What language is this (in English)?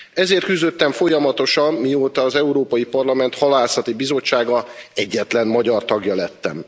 Hungarian